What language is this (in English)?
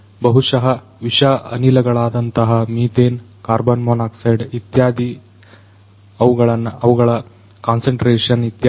Kannada